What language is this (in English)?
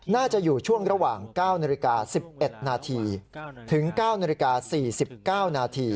Thai